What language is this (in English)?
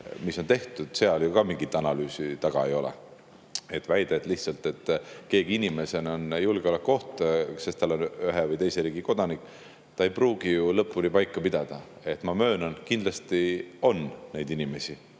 Estonian